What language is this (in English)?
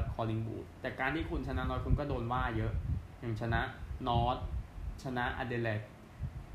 Thai